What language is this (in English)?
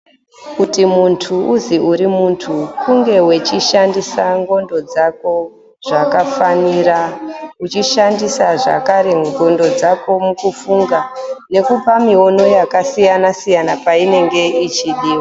Ndau